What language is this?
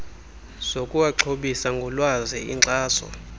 Xhosa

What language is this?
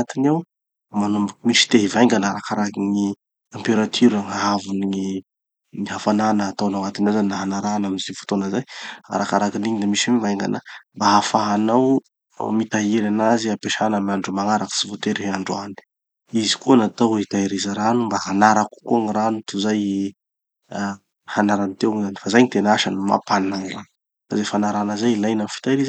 Tanosy Malagasy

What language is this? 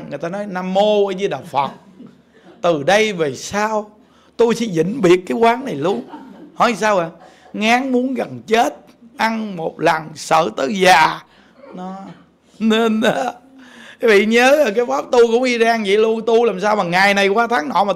Vietnamese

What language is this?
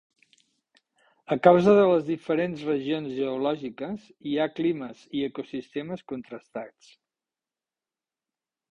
Catalan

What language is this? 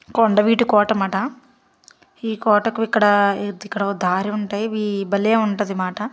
Telugu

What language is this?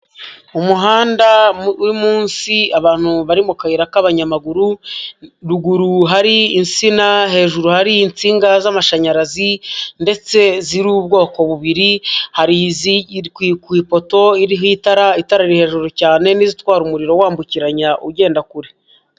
Kinyarwanda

